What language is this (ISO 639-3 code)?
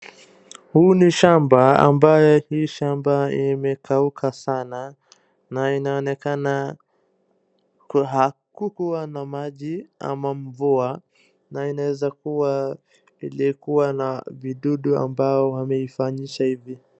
swa